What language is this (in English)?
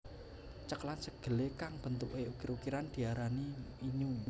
Javanese